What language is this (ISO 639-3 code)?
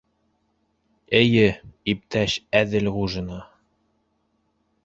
bak